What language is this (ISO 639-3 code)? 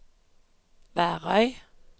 nor